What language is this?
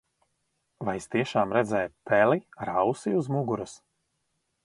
Latvian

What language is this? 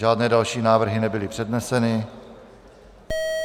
Czech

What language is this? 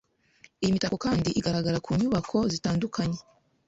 Kinyarwanda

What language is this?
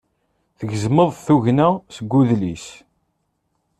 Kabyle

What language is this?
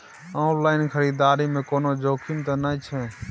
Maithili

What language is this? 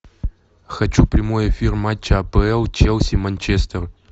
Russian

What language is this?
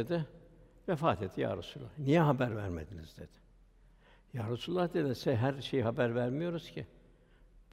Turkish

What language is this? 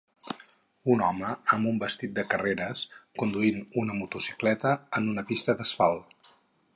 Catalan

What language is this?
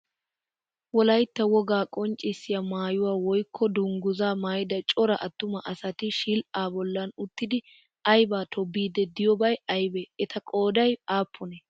Wolaytta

